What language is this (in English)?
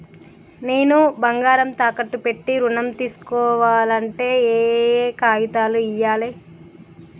Telugu